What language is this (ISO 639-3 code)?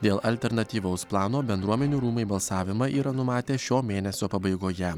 lit